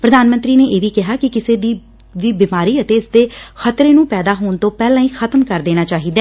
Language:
Punjabi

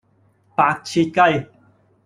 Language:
Cantonese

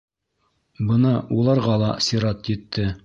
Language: Bashkir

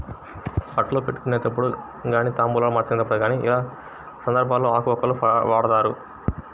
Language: Telugu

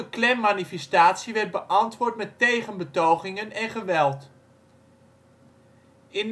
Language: Dutch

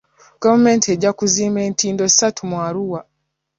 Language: Ganda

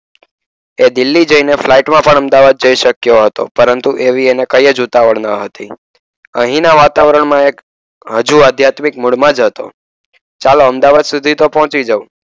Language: Gujarati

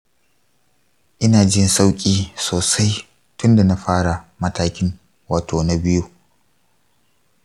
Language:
Hausa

